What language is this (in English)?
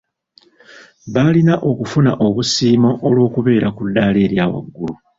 Ganda